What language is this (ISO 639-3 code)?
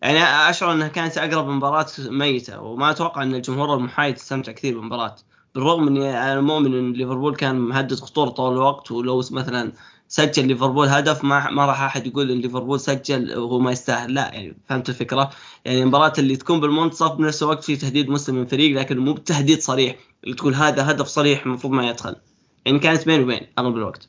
ara